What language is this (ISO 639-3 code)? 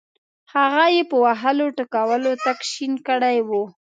pus